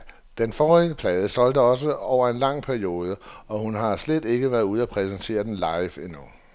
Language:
Danish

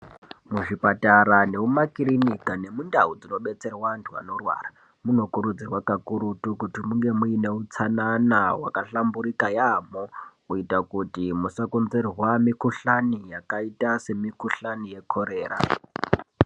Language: Ndau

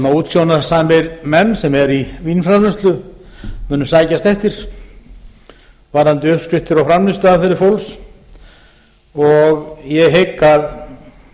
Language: Icelandic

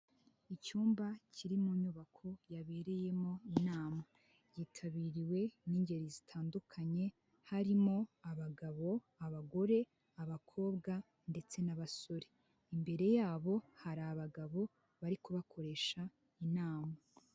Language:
Kinyarwanda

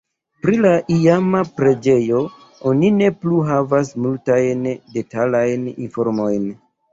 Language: Esperanto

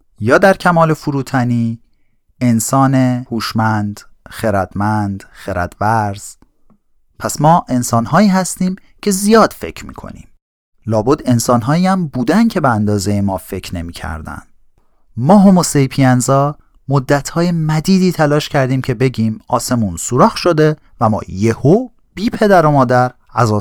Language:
Persian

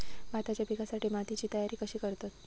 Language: Marathi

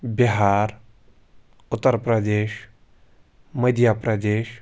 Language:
Kashmiri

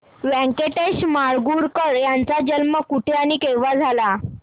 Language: Marathi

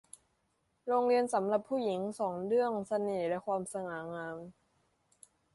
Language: Thai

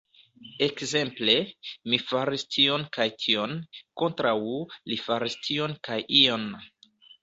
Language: Esperanto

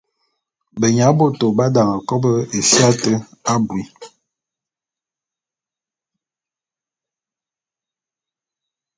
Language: Bulu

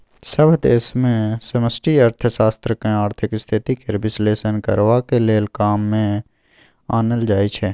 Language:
Maithili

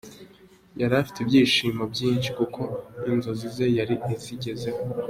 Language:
Kinyarwanda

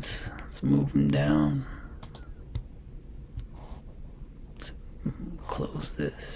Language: English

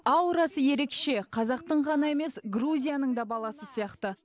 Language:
Kazakh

